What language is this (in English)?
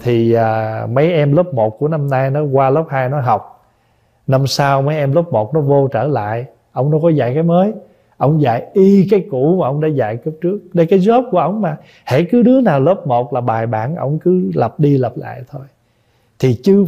Vietnamese